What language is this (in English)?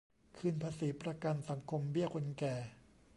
Thai